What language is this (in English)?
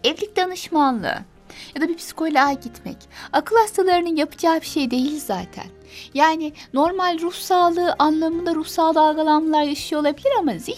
Turkish